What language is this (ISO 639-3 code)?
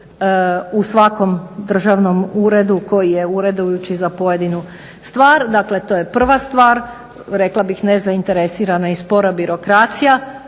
hrv